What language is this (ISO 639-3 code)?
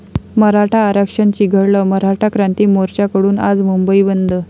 mar